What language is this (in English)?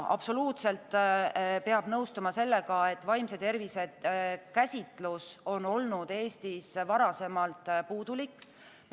Estonian